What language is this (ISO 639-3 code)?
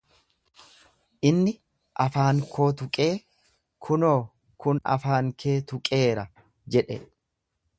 orm